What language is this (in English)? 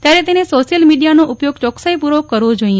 Gujarati